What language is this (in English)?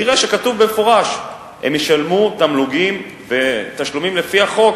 Hebrew